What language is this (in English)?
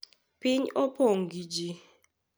Luo (Kenya and Tanzania)